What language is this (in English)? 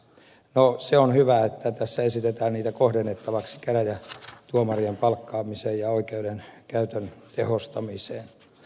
Finnish